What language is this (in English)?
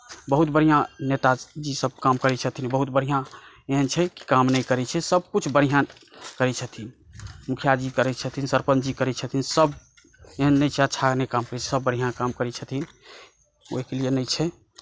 Maithili